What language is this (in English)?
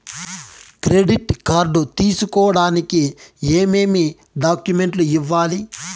Telugu